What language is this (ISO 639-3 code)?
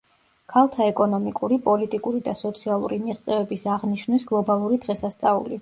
kat